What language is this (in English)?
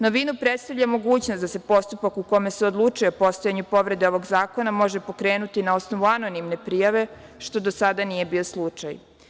Serbian